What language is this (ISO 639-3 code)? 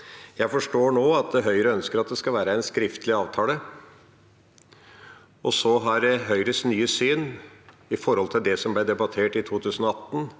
nor